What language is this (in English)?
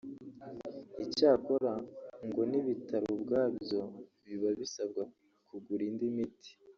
Kinyarwanda